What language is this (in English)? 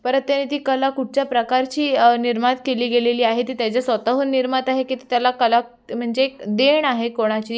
Marathi